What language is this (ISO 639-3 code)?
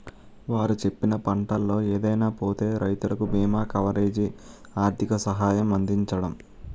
tel